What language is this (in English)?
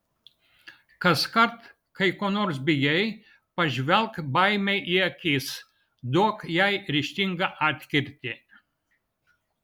Lithuanian